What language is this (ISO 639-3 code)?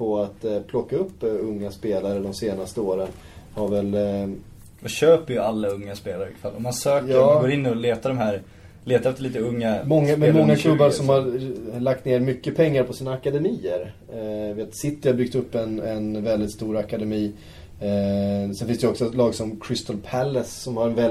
swe